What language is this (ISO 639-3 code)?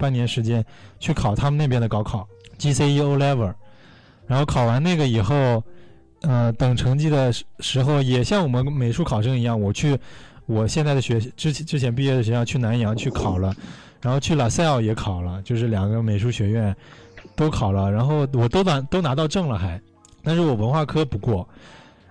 zho